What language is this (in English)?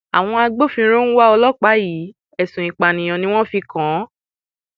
Yoruba